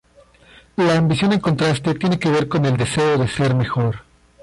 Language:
Spanish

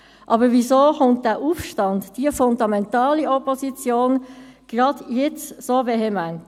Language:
Swiss German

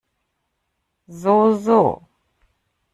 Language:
German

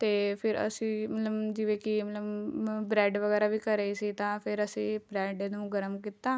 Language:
Punjabi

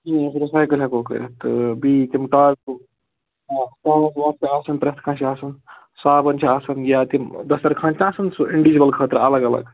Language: Kashmiri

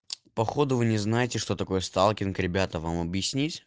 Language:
Russian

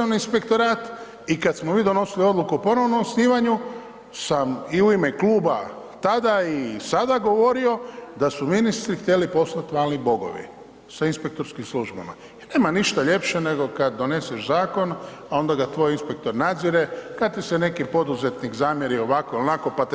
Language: Croatian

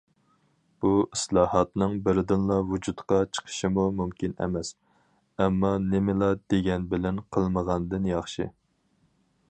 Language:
Uyghur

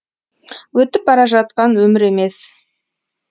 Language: Kazakh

